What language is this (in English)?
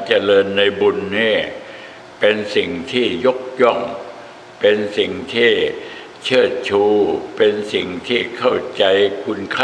Thai